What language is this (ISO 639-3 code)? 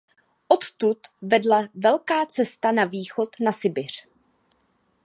ces